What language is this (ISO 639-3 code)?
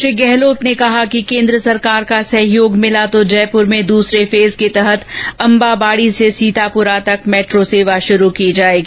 hin